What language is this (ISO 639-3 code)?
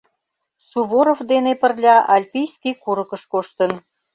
chm